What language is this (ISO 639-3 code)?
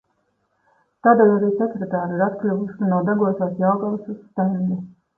lav